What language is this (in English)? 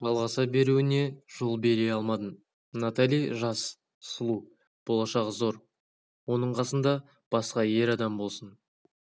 Kazakh